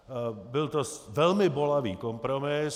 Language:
Czech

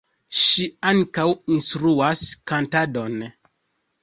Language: Esperanto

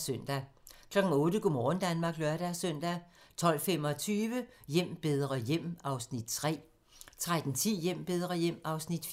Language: Danish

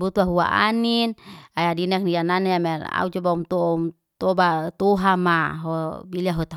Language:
Liana-Seti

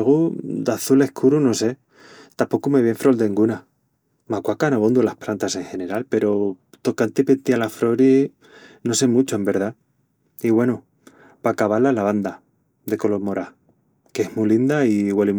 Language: Extremaduran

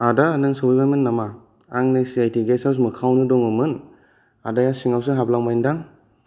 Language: Bodo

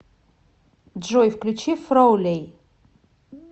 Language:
Russian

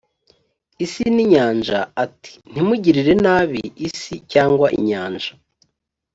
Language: Kinyarwanda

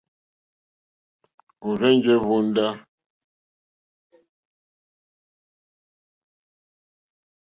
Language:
Mokpwe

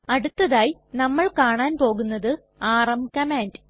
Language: Malayalam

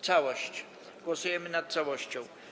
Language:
Polish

